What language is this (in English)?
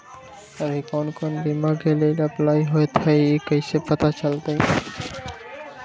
Magahi